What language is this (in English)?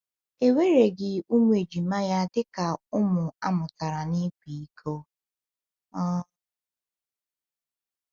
Igbo